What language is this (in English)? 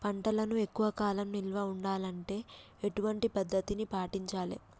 Telugu